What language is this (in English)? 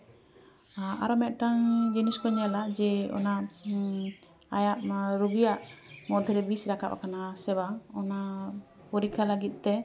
Santali